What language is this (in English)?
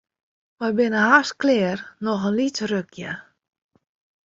Western Frisian